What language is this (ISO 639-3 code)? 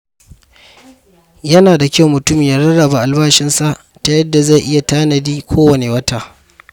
hau